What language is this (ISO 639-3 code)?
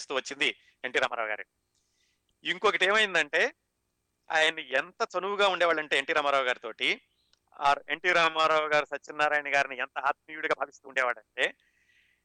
tel